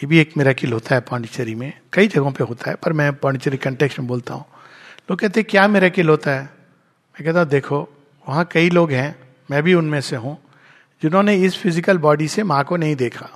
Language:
Hindi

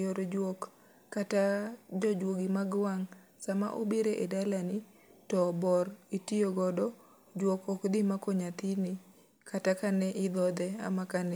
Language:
Luo (Kenya and Tanzania)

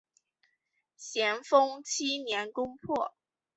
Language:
Chinese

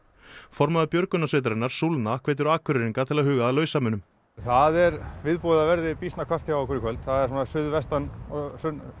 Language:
Icelandic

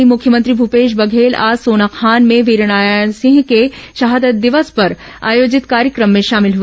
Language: Hindi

